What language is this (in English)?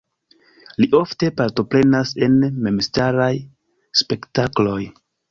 Esperanto